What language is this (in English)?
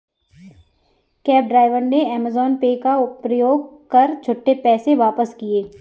Hindi